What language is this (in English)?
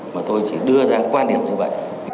Vietnamese